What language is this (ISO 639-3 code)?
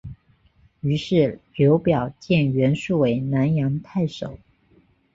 zho